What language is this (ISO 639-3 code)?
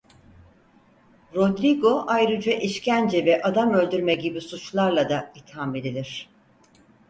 tur